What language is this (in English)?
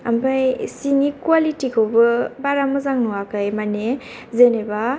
Bodo